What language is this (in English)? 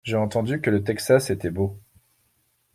French